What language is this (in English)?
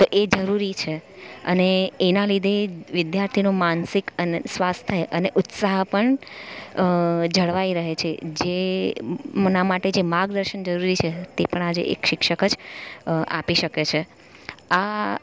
Gujarati